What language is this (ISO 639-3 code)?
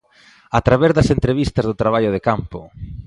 glg